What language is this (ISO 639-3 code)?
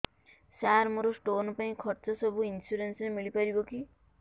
ori